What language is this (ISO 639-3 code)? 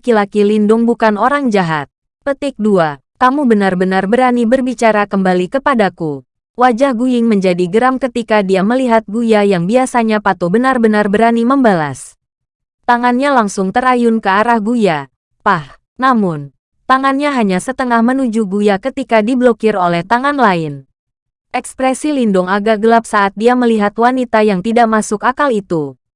ind